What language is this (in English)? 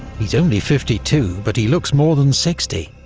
English